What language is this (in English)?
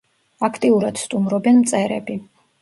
Georgian